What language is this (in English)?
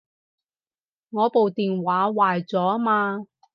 Cantonese